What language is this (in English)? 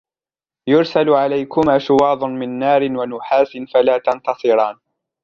Arabic